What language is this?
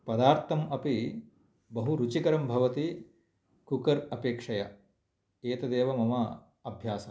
Sanskrit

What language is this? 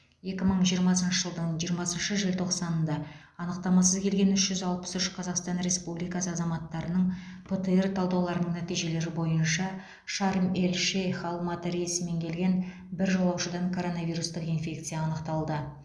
Kazakh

